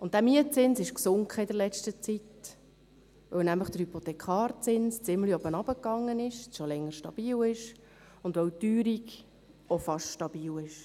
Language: Swiss German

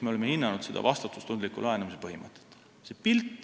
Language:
Estonian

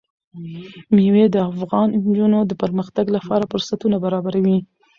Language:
Pashto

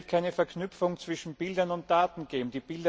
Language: German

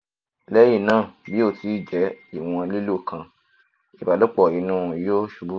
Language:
Yoruba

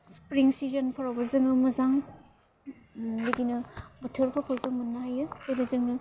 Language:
Bodo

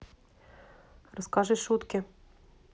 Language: Russian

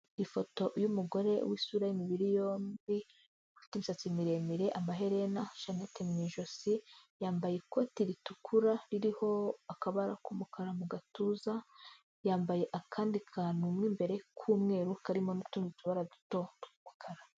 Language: Kinyarwanda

